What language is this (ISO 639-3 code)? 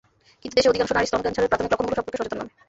ben